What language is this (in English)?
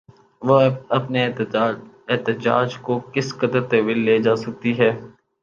Urdu